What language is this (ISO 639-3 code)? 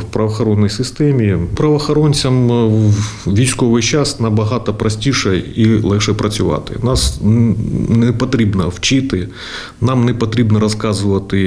ukr